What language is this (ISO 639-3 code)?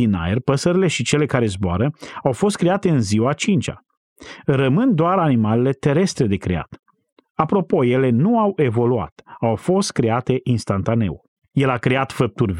ron